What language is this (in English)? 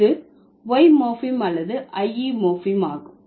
Tamil